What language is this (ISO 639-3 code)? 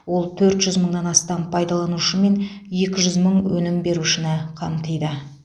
kaz